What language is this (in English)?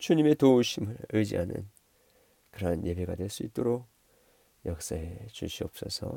Korean